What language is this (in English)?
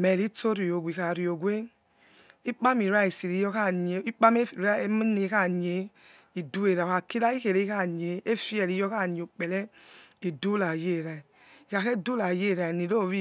Yekhee